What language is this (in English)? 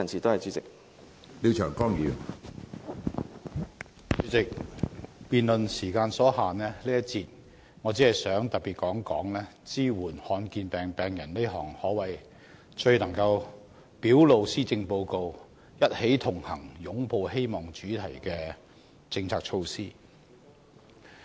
Cantonese